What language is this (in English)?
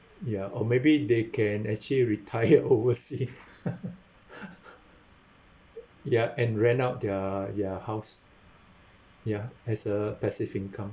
English